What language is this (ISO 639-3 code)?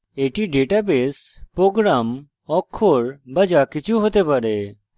ben